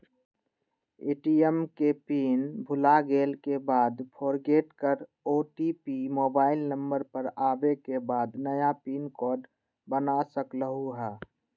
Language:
Magahi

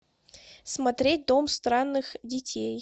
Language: Russian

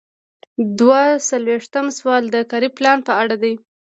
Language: Pashto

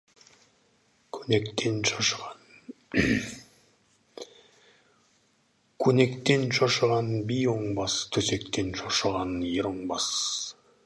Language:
Kazakh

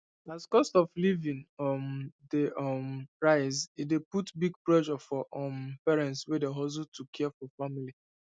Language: Nigerian Pidgin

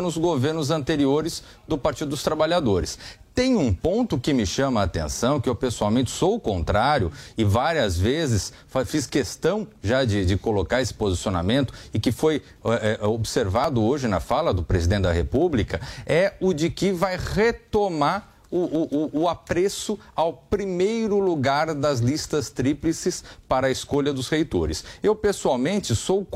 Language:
Portuguese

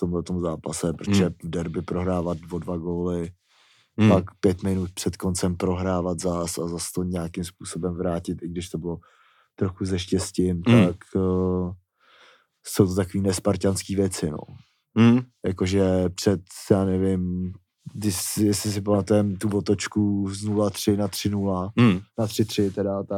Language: Czech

